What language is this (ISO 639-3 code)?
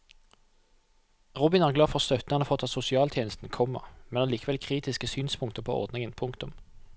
nor